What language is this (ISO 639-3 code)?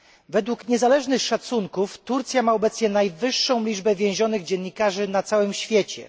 pol